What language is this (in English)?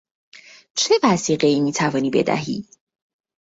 Persian